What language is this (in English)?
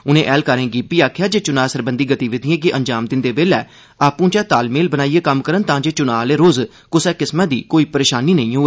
Dogri